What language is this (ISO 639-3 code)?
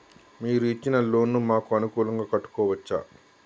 tel